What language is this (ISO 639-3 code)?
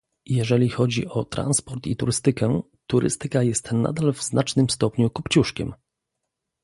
pol